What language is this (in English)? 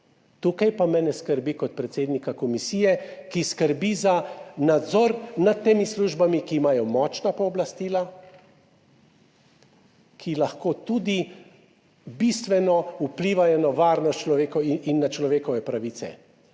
Slovenian